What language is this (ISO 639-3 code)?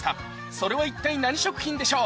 jpn